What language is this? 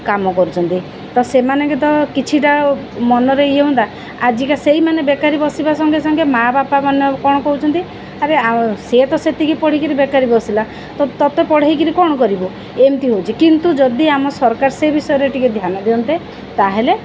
Odia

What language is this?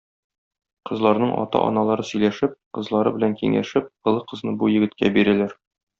Tatar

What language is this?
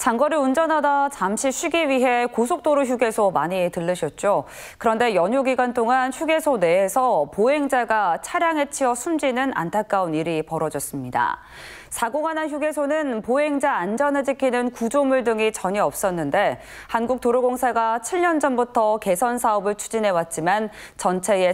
Korean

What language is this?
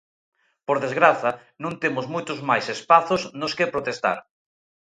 Galician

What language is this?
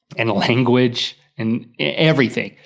English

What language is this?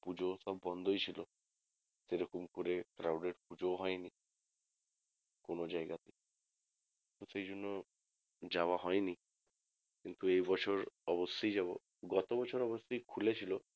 Bangla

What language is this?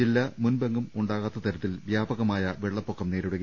Malayalam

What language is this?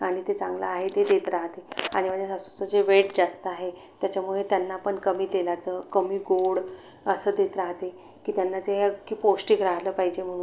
Marathi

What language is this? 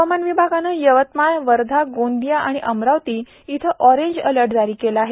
Marathi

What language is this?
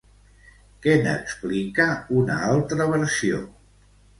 Catalan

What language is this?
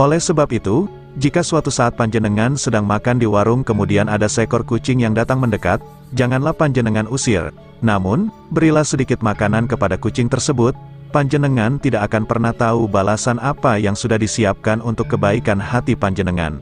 Indonesian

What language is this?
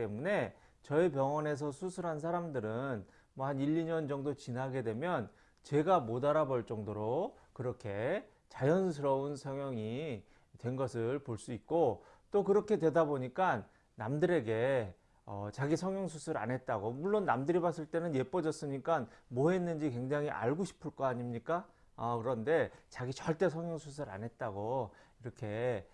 Korean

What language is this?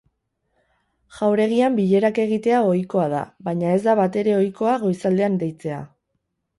Basque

